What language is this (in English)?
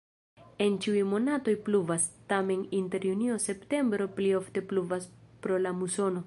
Esperanto